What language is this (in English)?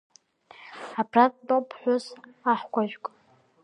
Abkhazian